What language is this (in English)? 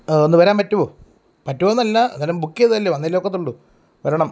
Malayalam